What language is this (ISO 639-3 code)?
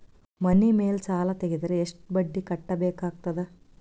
kan